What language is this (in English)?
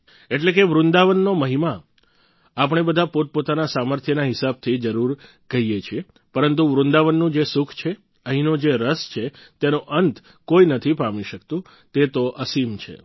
Gujarati